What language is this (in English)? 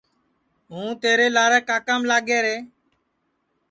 Sansi